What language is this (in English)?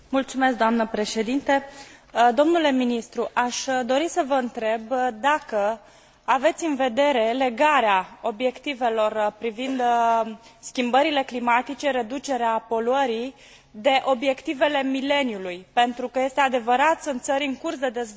Romanian